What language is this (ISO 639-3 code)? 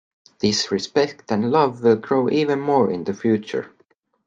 eng